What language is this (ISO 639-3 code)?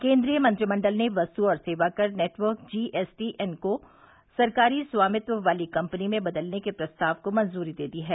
hin